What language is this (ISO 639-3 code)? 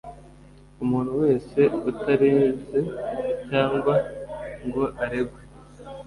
kin